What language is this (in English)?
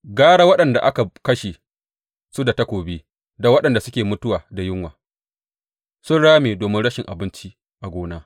Hausa